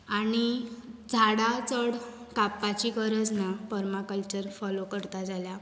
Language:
Konkani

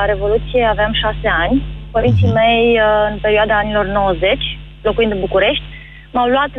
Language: Romanian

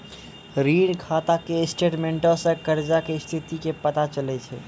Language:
Maithili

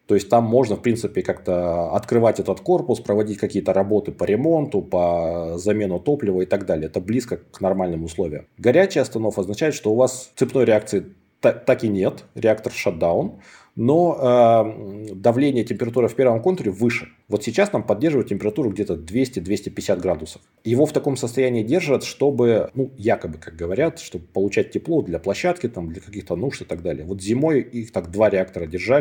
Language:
Russian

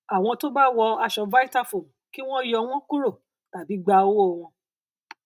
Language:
Yoruba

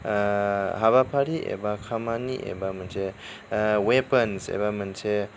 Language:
Bodo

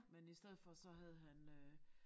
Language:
Danish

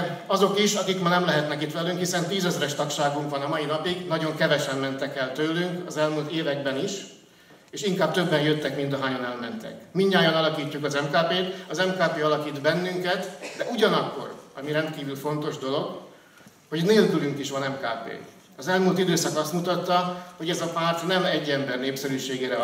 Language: Hungarian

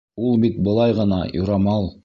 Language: Bashkir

